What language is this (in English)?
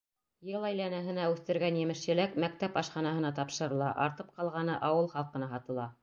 Bashkir